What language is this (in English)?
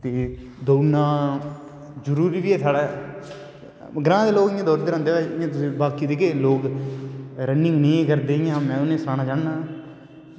Dogri